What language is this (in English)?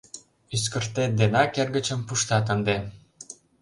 Mari